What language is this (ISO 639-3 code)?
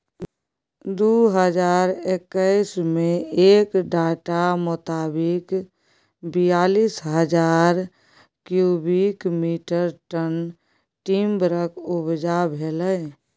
mai